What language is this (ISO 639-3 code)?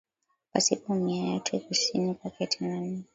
swa